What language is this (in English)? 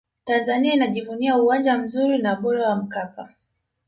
Swahili